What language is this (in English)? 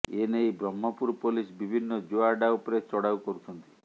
Odia